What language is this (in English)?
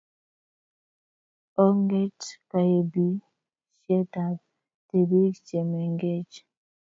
Kalenjin